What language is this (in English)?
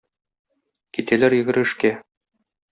Tatar